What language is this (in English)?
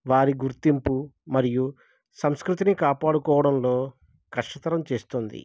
Telugu